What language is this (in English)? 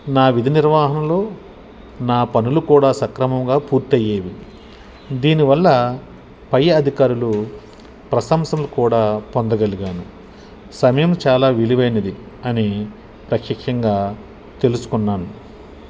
Telugu